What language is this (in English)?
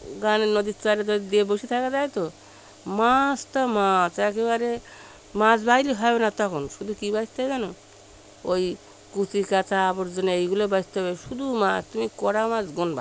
Bangla